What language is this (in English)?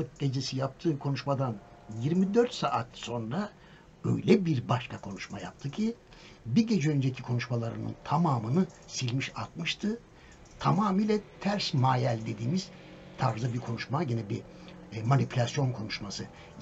Turkish